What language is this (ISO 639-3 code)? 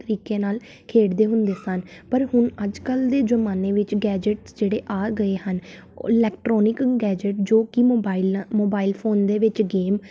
pan